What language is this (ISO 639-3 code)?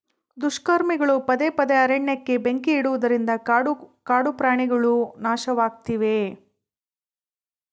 kan